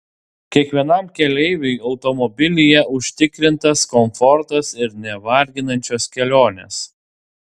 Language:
Lithuanian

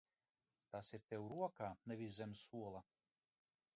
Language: Latvian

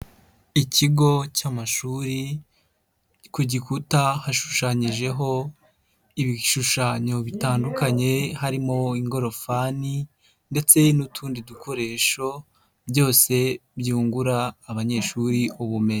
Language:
Kinyarwanda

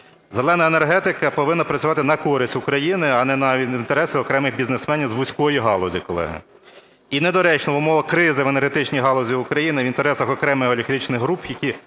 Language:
Ukrainian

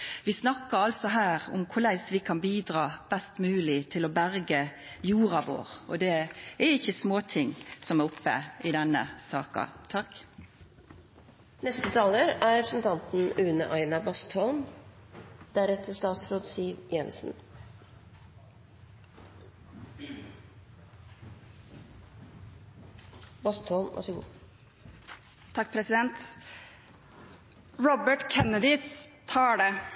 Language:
Norwegian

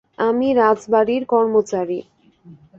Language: Bangla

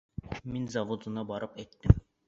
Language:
Bashkir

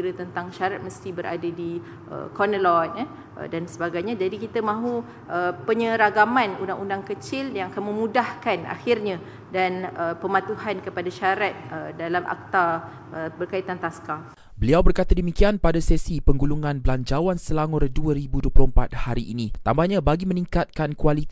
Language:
Malay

